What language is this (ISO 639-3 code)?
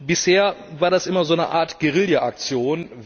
deu